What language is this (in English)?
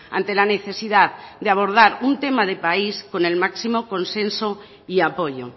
Spanish